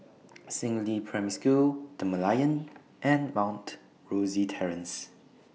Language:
English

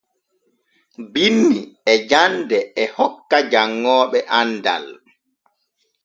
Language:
Borgu Fulfulde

